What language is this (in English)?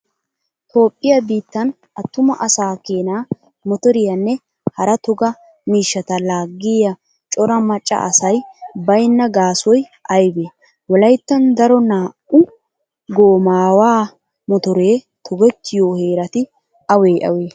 Wolaytta